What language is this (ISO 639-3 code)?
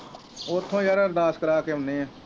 pan